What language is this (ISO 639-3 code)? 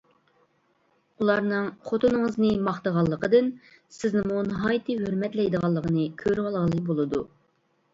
uig